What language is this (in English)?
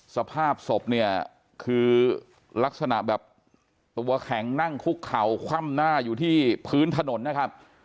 Thai